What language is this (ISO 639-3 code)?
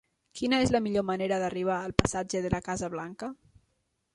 cat